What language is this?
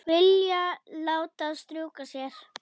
Icelandic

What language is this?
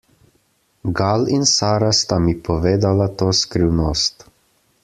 Slovenian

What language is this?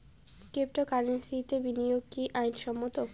Bangla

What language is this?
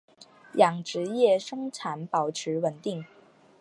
Chinese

